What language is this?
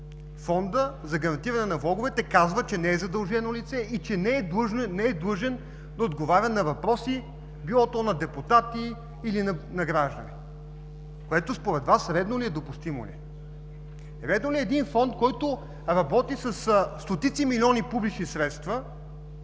Bulgarian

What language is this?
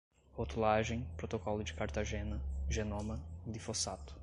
Portuguese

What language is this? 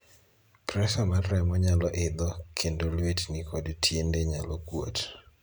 Luo (Kenya and Tanzania)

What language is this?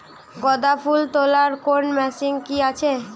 Bangla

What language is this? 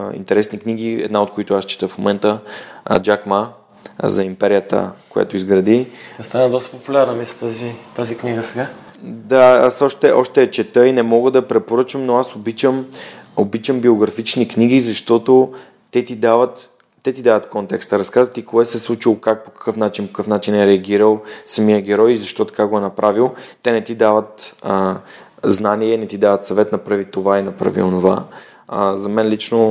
Bulgarian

